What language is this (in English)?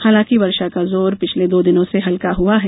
Hindi